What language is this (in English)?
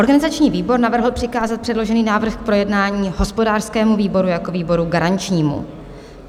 Czech